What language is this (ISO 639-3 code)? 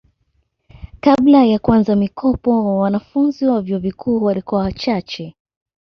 swa